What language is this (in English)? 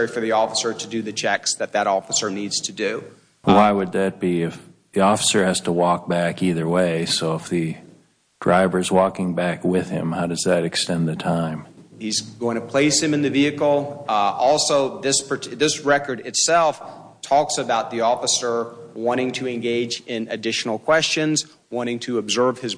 English